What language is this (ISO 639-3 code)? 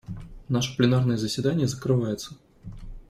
rus